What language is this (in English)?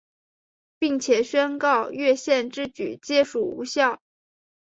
Chinese